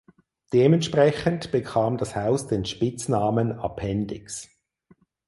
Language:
German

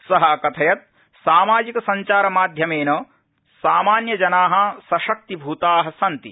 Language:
Sanskrit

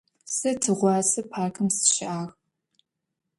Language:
Adyghe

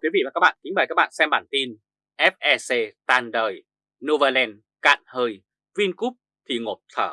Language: Vietnamese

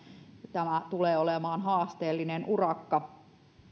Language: Finnish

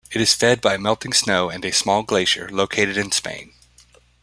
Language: English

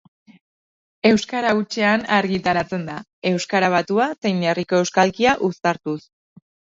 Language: Basque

